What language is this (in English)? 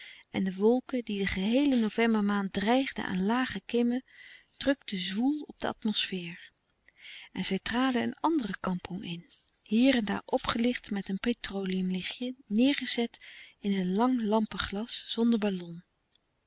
Dutch